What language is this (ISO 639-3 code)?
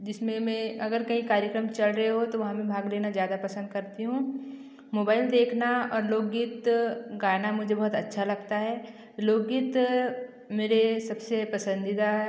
hin